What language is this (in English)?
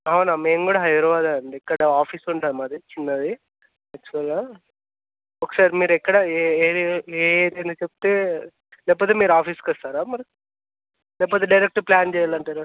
Telugu